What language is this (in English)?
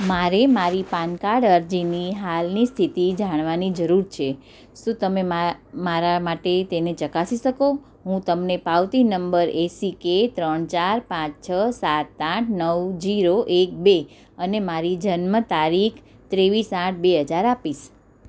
Gujarati